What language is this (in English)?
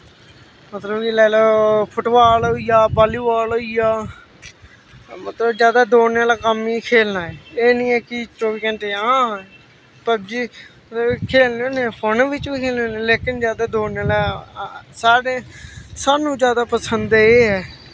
Dogri